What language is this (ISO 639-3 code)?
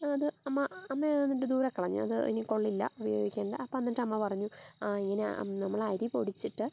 mal